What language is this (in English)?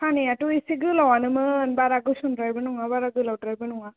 Bodo